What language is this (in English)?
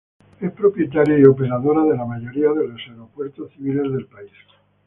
Spanish